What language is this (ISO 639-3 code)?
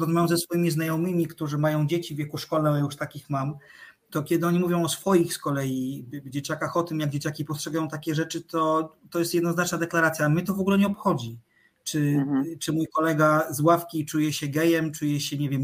pol